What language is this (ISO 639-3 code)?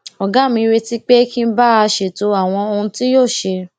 yor